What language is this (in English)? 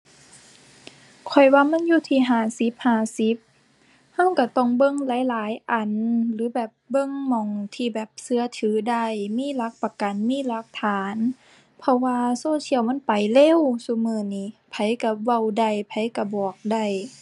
Thai